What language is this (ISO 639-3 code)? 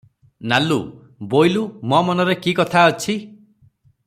ori